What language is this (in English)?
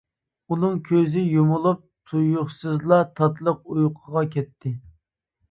Uyghur